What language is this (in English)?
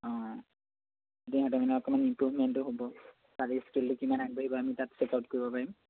Assamese